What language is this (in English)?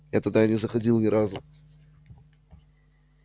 Russian